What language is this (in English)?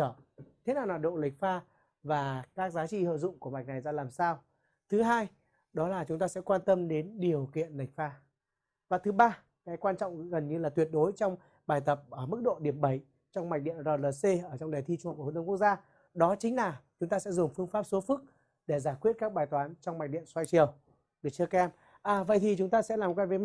Vietnamese